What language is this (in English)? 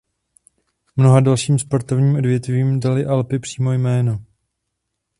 Czech